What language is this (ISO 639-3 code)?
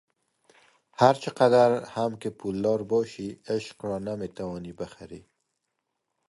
fas